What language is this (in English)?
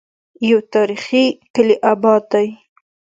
Pashto